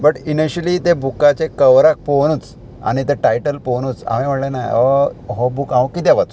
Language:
Konkani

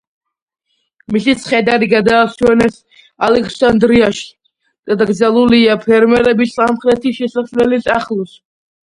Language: Georgian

